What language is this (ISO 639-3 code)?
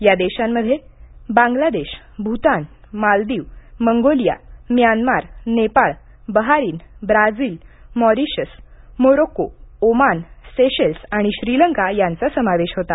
mar